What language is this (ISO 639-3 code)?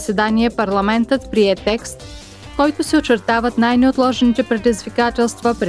bul